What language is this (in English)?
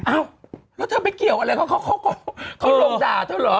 Thai